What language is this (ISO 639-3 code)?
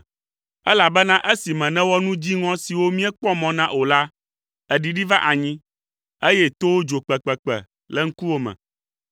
ewe